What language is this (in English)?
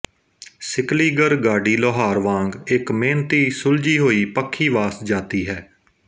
Punjabi